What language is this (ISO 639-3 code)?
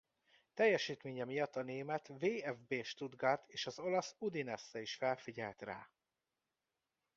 hun